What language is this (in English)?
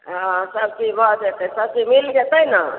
Maithili